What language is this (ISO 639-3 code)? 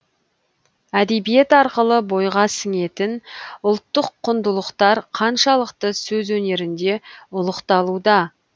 kaz